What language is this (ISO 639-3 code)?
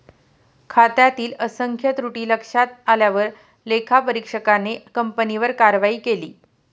mar